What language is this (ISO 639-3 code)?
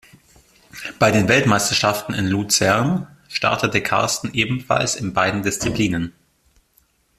deu